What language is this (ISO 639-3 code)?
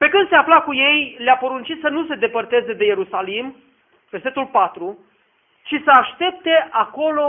ron